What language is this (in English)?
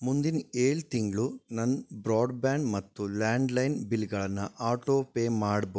Kannada